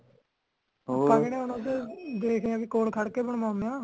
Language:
Punjabi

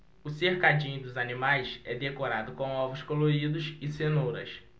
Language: Portuguese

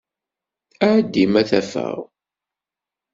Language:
Kabyle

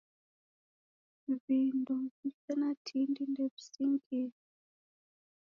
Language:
Taita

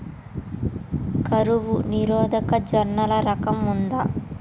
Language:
Telugu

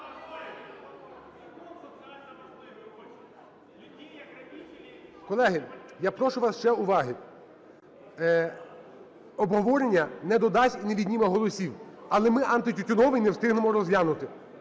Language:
Ukrainian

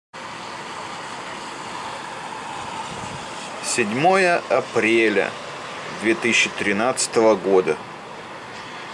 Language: Russian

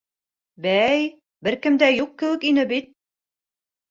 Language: Bashkir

